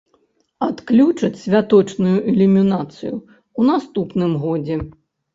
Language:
Belarusian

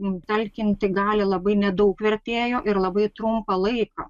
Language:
Lithuanian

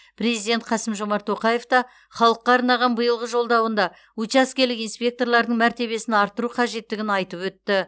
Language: Kazakh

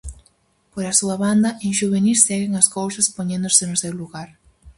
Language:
Galician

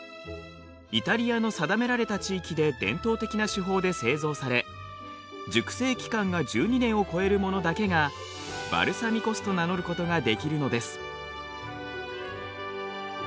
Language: Japanese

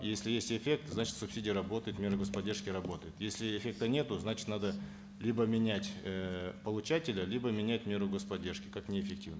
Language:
Kazakh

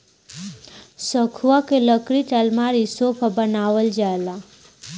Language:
Bhojpuri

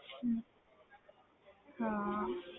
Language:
Punjabi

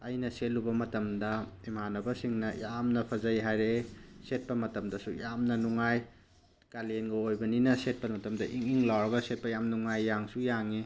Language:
Manipuri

